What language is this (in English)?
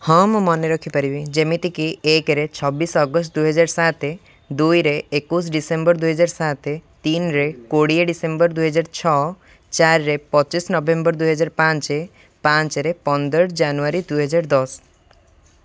Odia